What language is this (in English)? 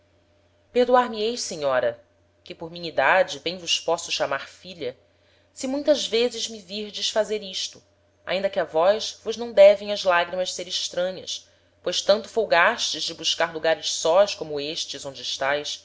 Portuguese